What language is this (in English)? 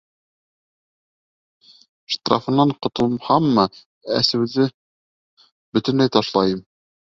Bashkir